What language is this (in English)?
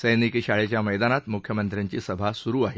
Marathi